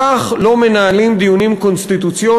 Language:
Hebrew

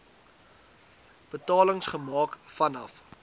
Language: Afrikaans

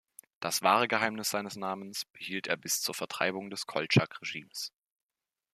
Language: German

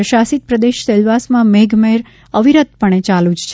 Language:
Gujarati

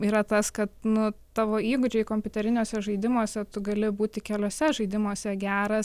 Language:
Lithuanian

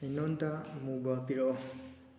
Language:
Manipuri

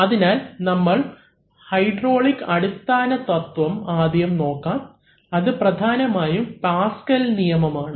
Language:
Malayalam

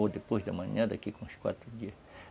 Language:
Portuguese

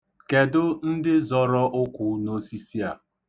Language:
Igbo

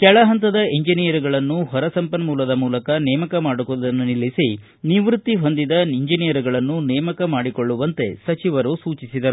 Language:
Kannada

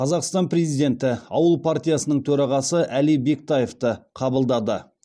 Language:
Kazakh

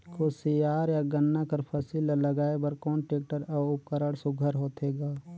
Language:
Chhattisgarhi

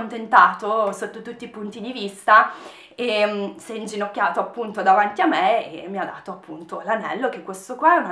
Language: Italian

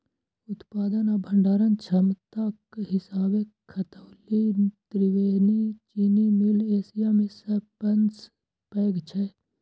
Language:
Maithili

